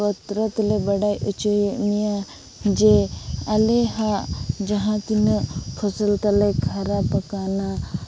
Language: Santali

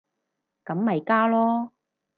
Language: Cantonese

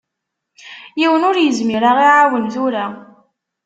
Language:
Kabyle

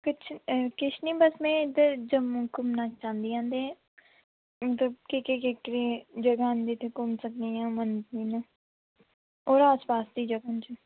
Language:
Dogri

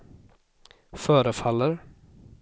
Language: Swedish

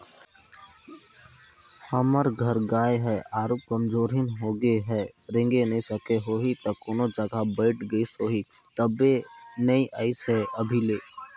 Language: Chhattisgarhi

